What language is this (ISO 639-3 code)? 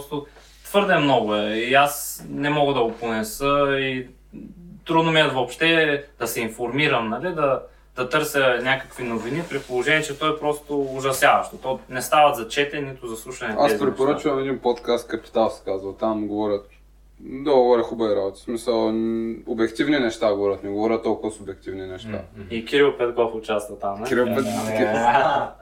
bul